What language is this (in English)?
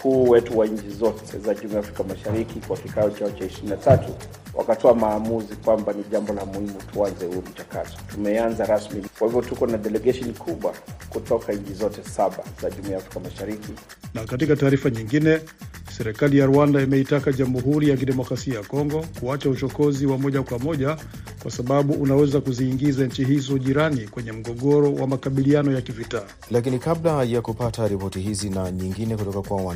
Swahili